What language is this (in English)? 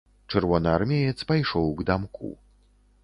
Belarusian